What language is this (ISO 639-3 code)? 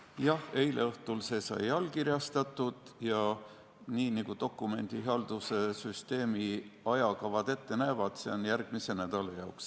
est